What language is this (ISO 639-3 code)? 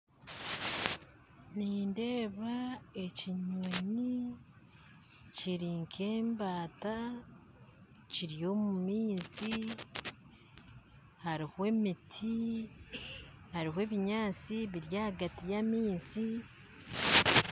nyn